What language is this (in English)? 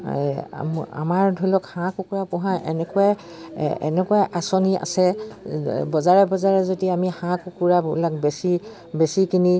Assamese